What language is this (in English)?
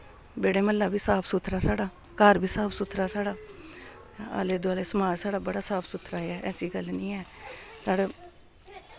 Dogri